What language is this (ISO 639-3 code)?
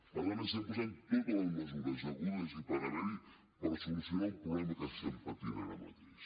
cat